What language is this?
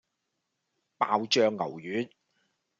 Cantonese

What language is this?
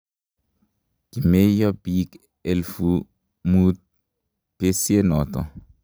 Kalenjin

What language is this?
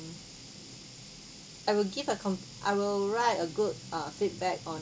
English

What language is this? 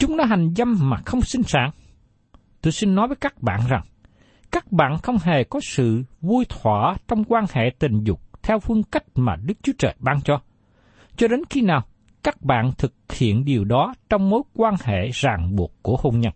Vietnamese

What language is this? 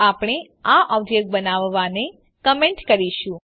Gujarati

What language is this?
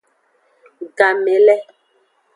Aja (Benin)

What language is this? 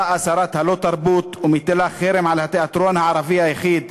Hebrew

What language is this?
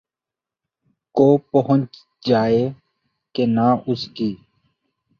Urdu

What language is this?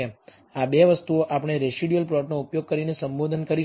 Gujarati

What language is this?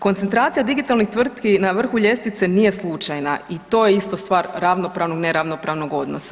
Croatian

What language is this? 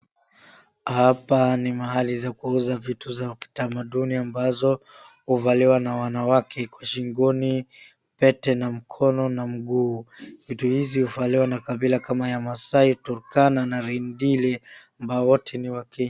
Swahili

